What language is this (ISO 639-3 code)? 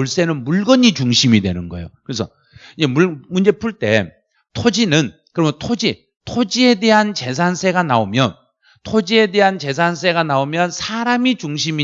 kor